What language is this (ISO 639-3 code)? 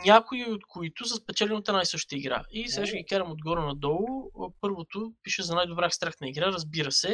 bul